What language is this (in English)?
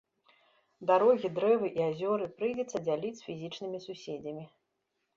Belarusian